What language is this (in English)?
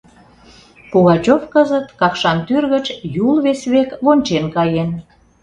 Mari